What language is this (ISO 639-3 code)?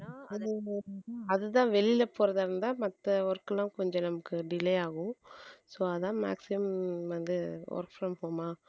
tam